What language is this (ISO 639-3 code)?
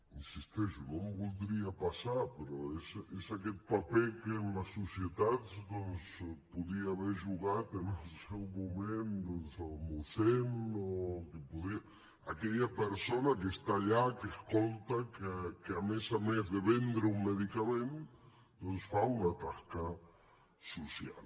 cat